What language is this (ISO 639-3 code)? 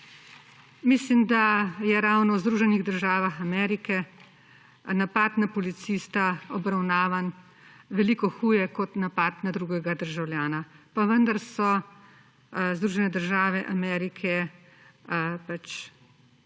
slv